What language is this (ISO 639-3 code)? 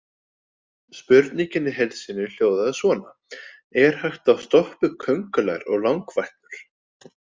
isl